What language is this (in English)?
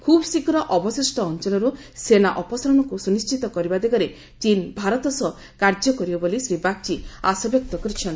Odia